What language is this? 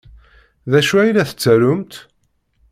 Kabyle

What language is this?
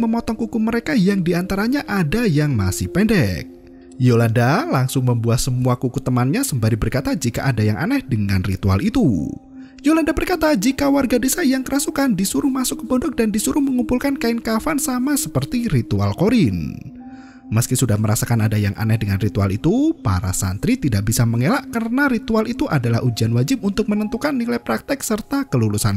Indonesian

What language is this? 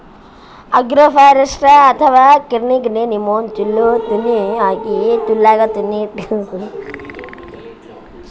Kannada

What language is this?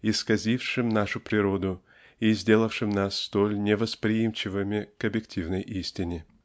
Russian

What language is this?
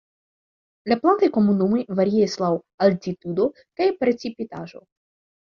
Esperanto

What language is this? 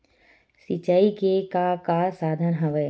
Chhattisgarhi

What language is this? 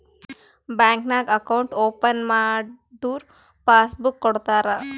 Kannada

